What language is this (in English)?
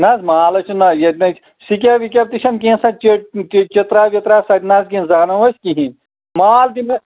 Kashmiri